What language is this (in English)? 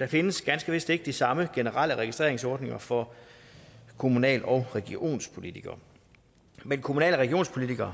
Danish